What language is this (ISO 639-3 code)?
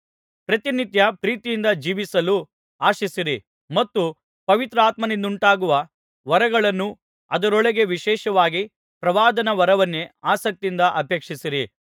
kan